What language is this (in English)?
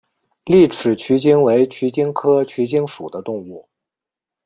Chinese